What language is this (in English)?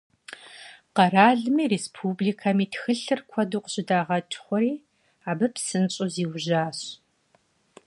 Kabardian